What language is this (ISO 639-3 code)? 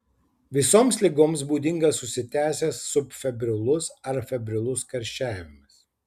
lit